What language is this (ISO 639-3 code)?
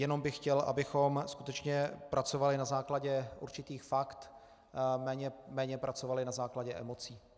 ces